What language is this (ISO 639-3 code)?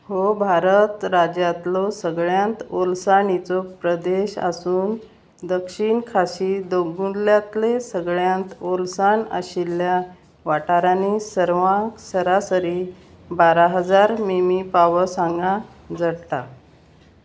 kok